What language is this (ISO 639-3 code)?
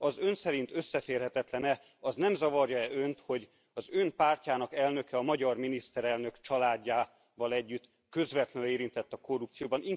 hun